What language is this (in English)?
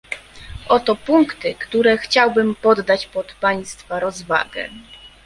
Polish